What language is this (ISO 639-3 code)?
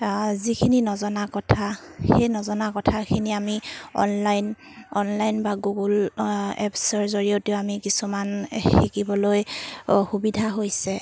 asm